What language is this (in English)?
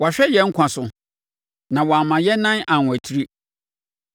Akan